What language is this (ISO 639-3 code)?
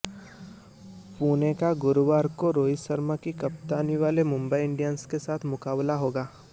hin